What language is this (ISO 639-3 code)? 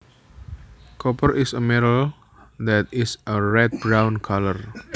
jav